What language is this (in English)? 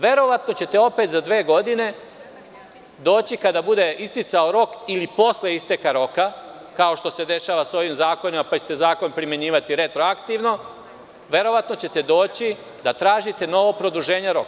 Serbian